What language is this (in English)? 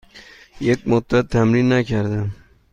Persian